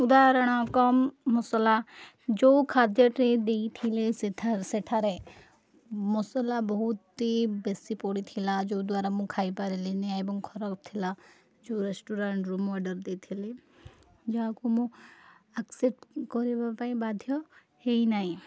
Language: Odia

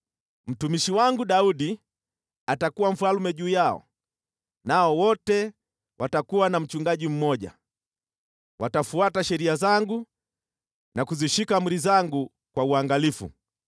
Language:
Swahili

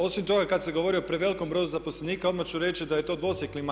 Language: Croatian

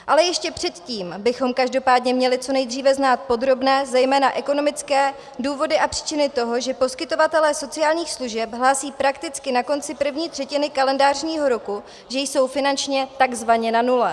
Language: Czech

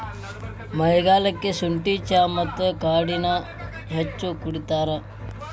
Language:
Kannada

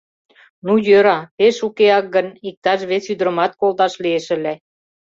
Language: Mari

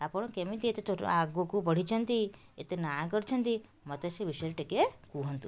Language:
Odia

